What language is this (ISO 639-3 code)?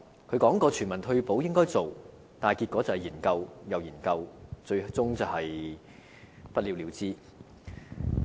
yue